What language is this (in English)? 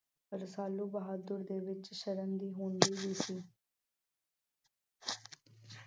Punjabi